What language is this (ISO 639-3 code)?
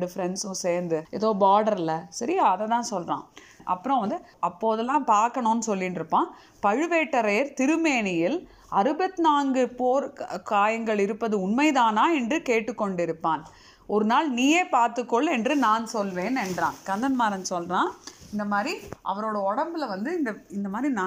tam